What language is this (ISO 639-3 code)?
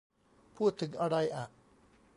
tha